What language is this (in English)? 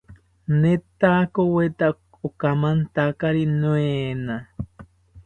South Ucayali Ashéninka